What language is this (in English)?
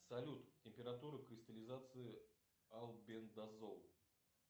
Russian